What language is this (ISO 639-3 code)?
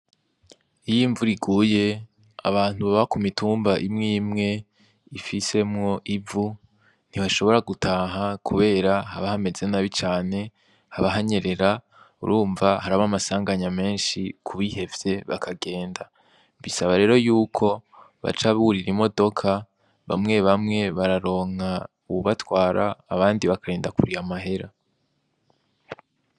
run